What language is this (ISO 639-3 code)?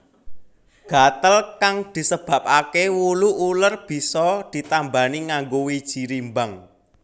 jav